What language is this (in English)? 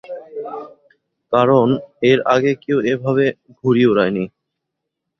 Bangla